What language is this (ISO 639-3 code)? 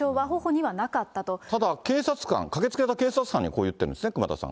jpn